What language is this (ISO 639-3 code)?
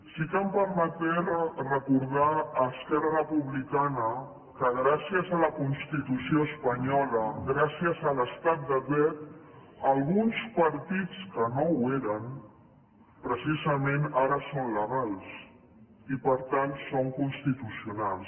cat